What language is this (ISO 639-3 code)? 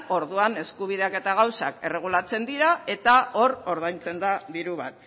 eus